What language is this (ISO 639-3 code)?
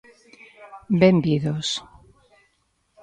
glg